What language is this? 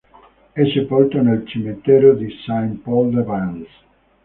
Italian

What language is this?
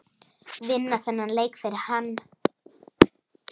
Icelandic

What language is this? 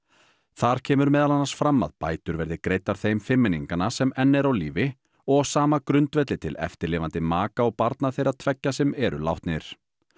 Icelandic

